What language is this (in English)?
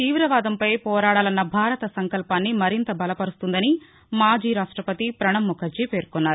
Telugu